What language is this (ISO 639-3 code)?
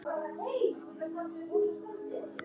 isl